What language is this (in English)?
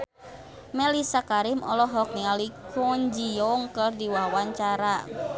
Sundanese